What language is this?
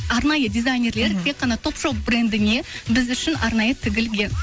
Kazakh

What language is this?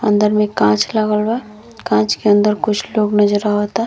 Bhojpuri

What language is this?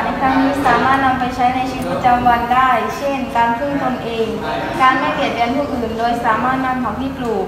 Thai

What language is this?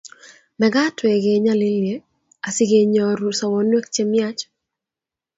Kalenjin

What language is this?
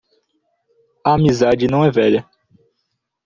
Portuguese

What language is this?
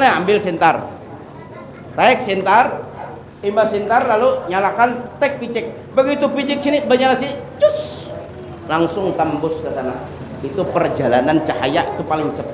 Indonesian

